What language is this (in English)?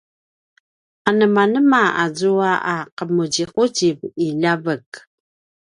Paiwan